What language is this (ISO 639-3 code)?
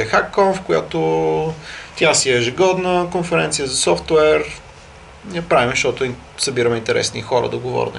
bul